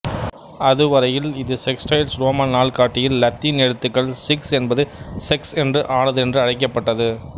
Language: Tamil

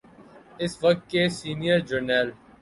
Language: Urdu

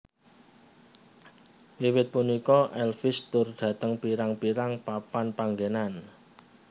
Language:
Javanese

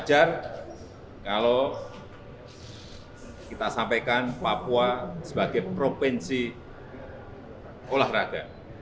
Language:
Indonesian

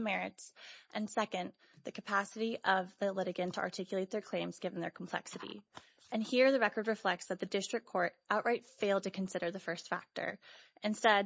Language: English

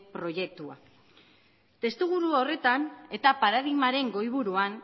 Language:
Basque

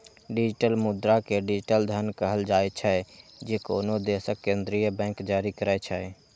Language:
Maithili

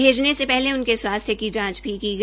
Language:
Hindi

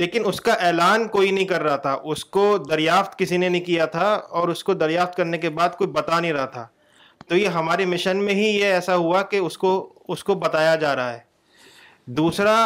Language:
Urdu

